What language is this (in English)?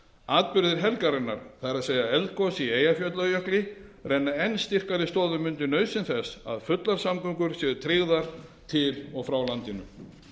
Icelandic